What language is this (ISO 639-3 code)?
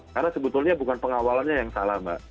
ind